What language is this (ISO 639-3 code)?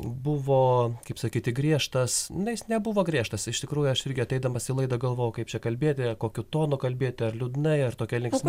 lit